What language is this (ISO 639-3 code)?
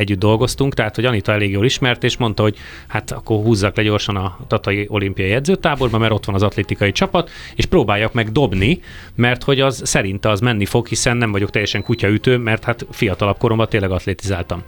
hun